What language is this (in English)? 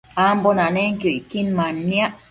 Matsés